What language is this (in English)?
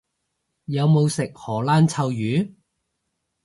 Cantonese